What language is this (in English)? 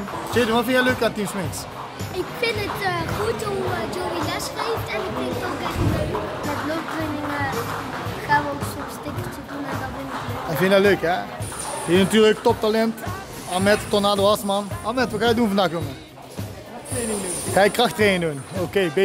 Dutch